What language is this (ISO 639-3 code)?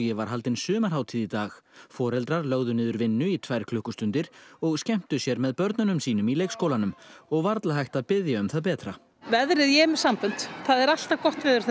isl